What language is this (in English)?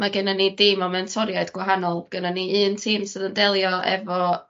Welsh